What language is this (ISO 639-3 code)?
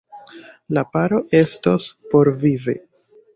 epo